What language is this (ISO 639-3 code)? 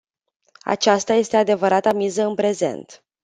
ron